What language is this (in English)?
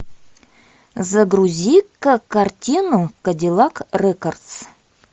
Russian